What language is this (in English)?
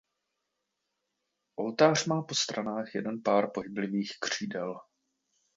Czech